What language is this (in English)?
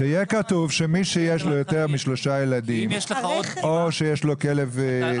Hebrew